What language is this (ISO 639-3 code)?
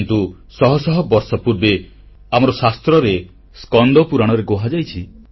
ori